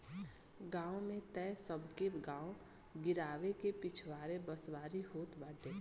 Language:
Bhojpuri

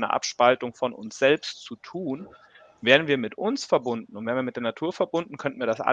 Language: German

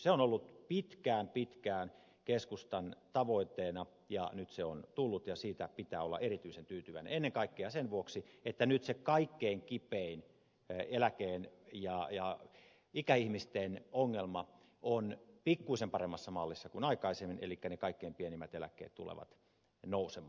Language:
Finnish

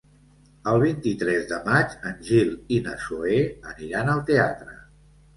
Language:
Catalan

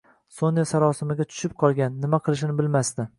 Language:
Uzbek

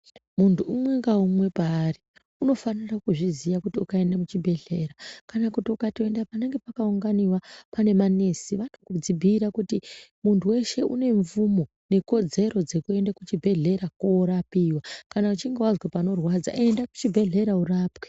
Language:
Ndau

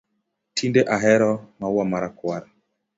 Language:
Luo (Kenya and Tanzania)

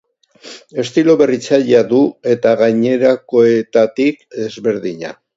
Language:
Basque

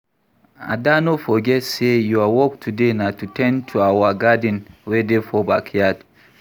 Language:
Nigerian Pidgin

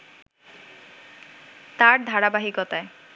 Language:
Bangla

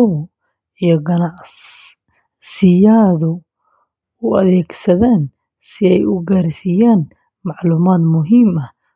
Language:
Somali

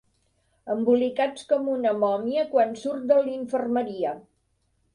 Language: Catalan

